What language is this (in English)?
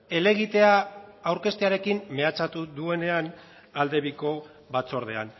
Basque